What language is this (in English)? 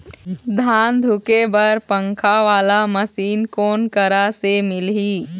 Chhattisgarhi